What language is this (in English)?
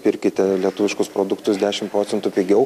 Lithuanian